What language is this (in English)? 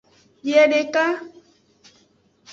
Aja (Benin)